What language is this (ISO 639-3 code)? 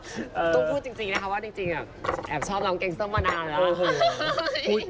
tha